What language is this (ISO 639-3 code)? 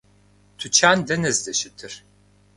kbd